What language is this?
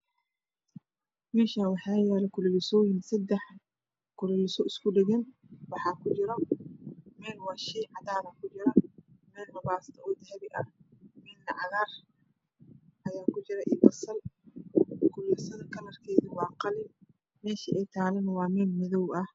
Somali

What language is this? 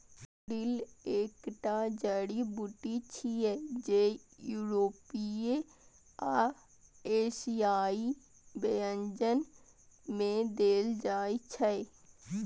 Maithili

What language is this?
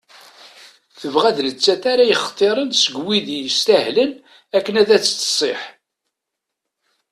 Kabyle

